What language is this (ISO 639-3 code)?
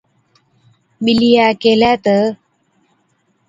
odk